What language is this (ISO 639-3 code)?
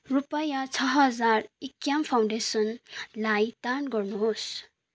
nep